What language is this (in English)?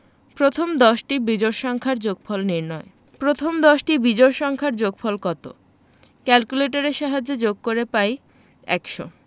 Bangla